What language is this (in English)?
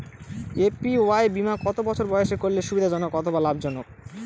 Bangla